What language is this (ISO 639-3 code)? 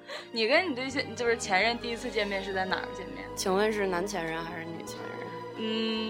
zho